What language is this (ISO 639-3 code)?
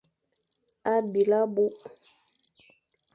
fan